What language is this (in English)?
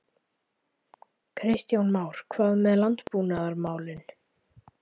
Icelandic